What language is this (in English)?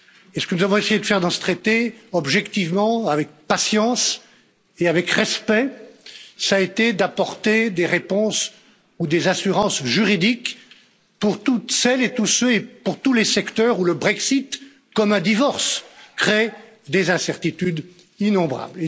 French